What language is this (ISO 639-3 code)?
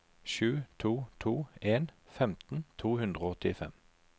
nor